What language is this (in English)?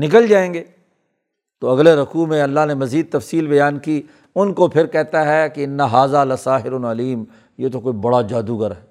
Urdu